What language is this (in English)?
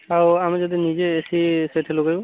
Odia